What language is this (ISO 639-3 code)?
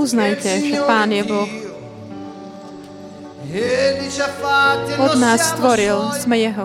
slk